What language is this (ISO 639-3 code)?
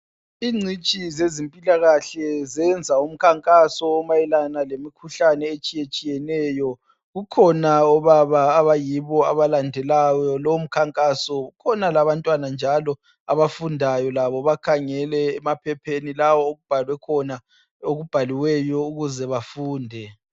nde